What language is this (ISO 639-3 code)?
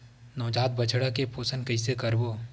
hne